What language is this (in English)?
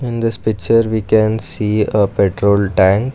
English